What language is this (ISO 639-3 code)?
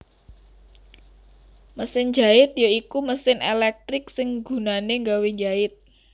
jav